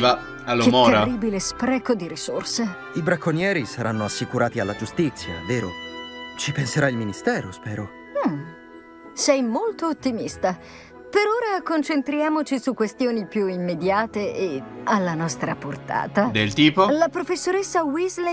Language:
Italian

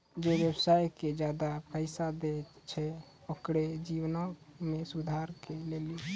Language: Maithili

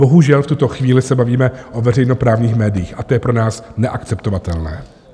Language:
Czech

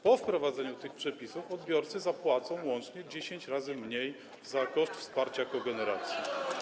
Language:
Polish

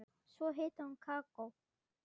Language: Icelandic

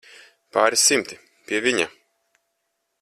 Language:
Latvian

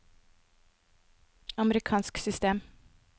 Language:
Norwegian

